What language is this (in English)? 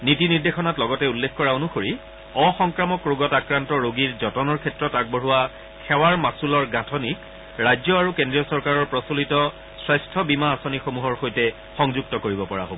Assamese